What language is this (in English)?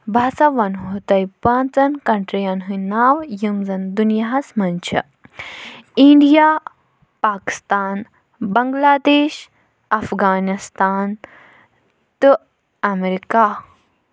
Kashmiri